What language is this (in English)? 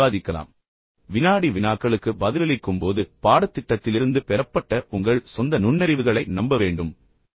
Tamil